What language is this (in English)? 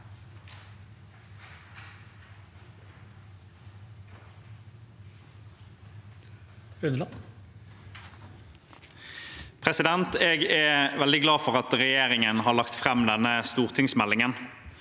Norwegian